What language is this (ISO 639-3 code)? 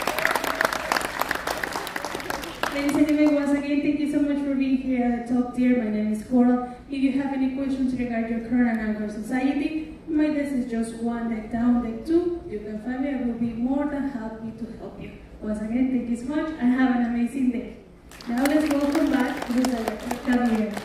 eng